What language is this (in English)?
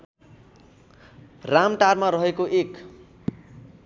Nepali